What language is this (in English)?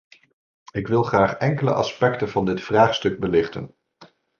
Dutch